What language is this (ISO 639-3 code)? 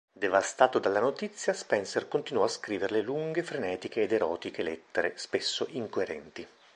ita